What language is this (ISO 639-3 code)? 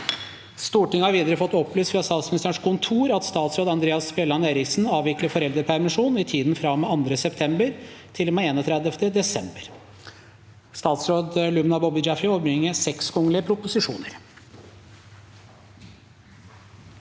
nor